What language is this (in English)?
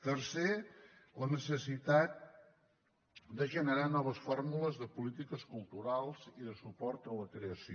Catalan